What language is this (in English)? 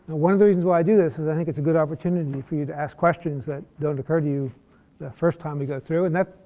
English